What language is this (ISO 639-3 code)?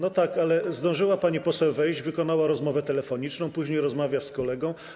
pol